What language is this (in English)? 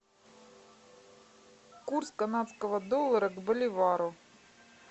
Russian